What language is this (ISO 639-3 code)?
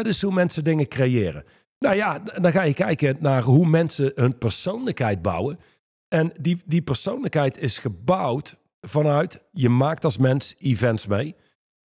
nld